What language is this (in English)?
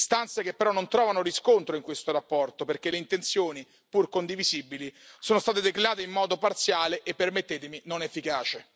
Italian